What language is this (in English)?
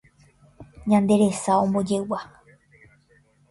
Guarani